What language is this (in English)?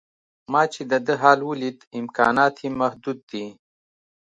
Pashto